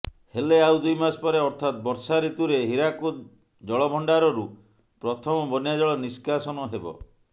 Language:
Odia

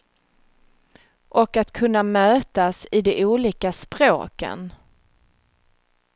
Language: Swedish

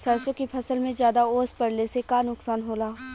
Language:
Bhojpuri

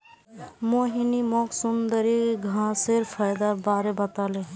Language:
Magahi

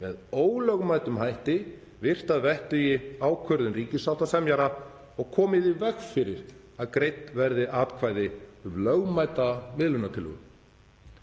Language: Icelandic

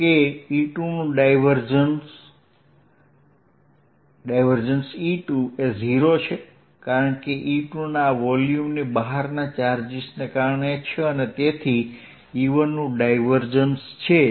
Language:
Gujarati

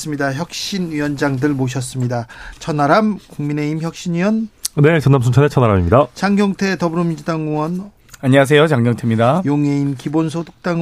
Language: Korean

